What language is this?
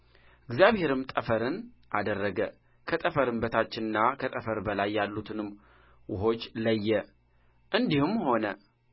Amharic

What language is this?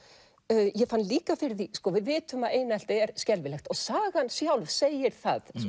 Icelandic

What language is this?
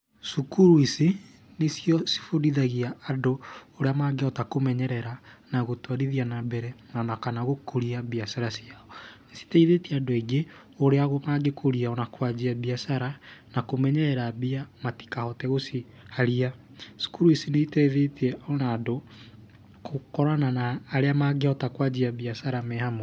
Kikuyu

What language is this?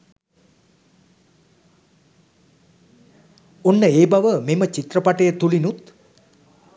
Sinhala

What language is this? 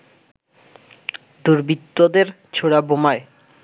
Bangla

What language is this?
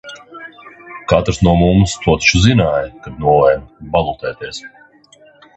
Latvian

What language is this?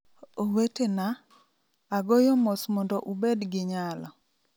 Luo (Kenya and Tanzania)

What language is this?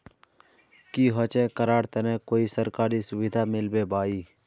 Magahi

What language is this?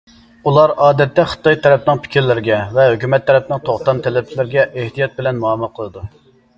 Uyghur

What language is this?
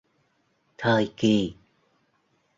Vietnamese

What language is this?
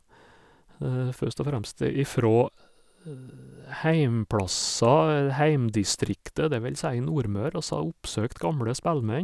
Norwegian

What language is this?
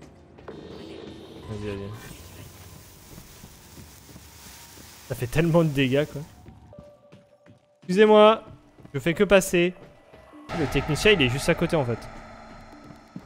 French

